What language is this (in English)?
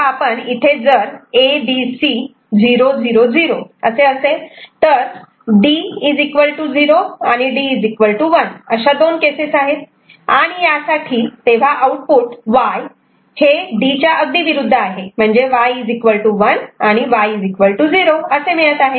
Marathi